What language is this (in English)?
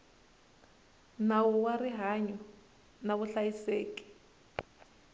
Tsonga